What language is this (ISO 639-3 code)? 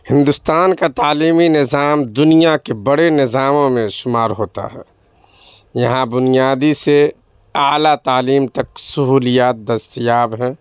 urd